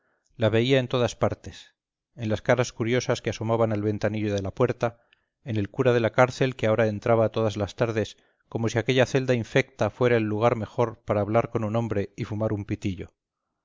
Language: Spanish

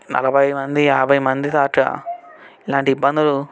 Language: Telugu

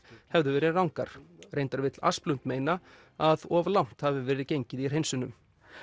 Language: Icelandic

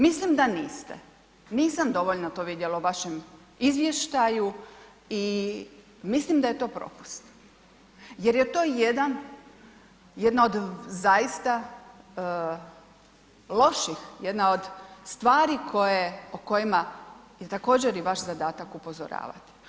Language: Croatian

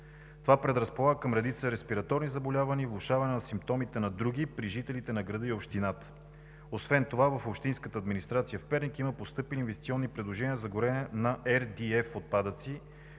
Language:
Bulgarian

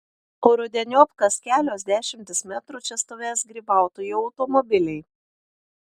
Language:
Lithuanian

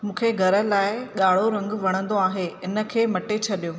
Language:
Sindhi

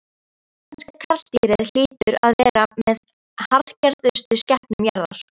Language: Icelandic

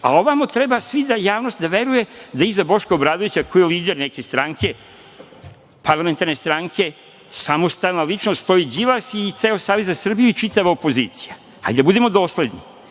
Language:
Serbian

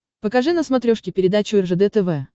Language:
Russian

